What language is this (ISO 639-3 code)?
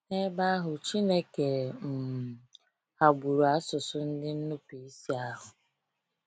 ibo